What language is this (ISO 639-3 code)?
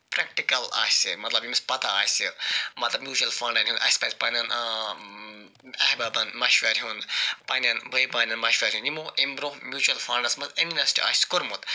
kas